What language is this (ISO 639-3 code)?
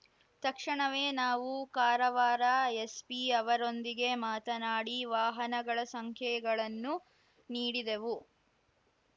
kan